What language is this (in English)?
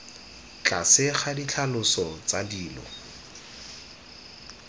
Tswana